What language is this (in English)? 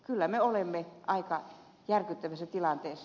Finnish